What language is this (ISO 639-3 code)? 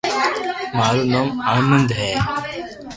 lrk